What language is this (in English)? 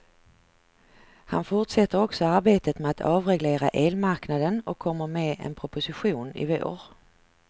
Swedish